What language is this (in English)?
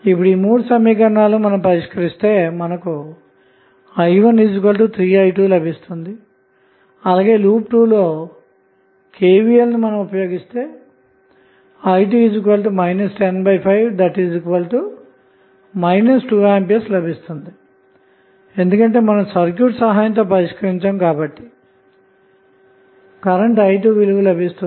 Telugu